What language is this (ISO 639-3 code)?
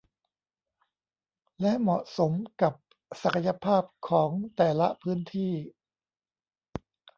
tha